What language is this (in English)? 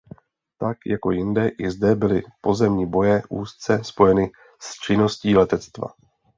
Czech